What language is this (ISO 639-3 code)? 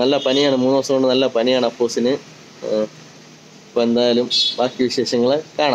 ron